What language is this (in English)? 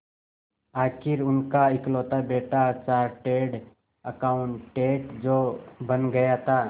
Hindi